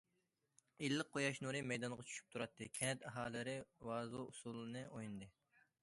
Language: Uyghur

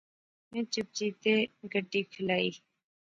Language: Pahari-Potwari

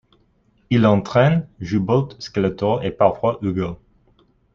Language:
French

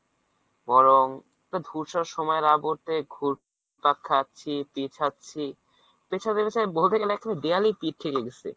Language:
Bangla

